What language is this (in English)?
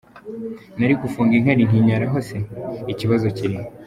Kinyarwanda